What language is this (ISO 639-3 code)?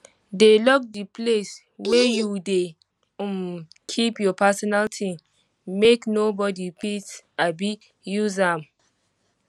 pcm